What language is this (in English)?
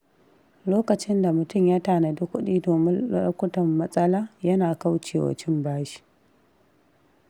Hausa